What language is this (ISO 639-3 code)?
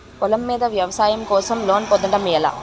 tel